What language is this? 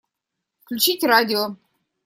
Russian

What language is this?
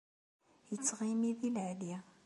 Kabyle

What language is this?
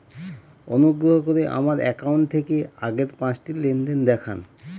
Bangla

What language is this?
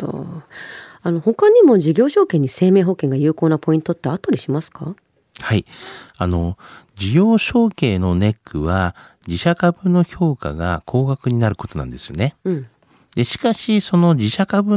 Japanese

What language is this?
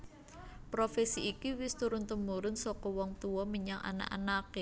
Javanese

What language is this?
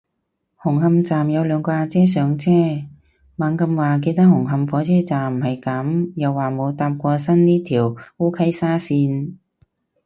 Cantonese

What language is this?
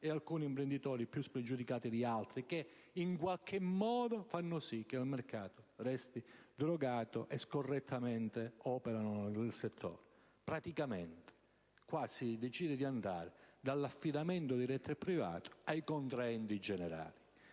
Italian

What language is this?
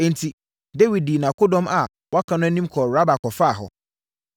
Akan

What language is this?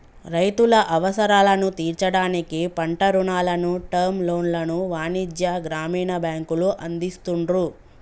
Telugu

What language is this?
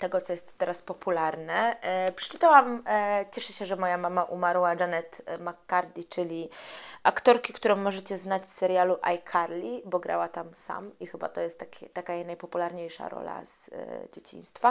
Polish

